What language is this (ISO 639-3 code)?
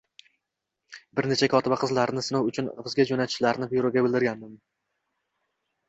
uzb